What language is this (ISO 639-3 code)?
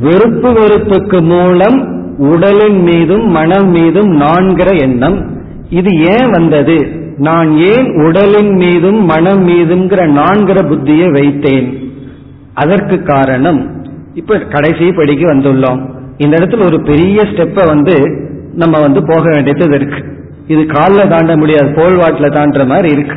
tam